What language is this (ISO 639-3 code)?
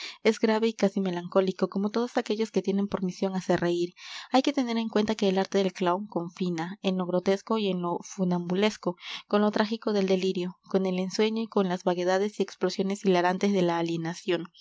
spa